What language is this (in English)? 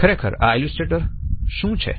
Gujarati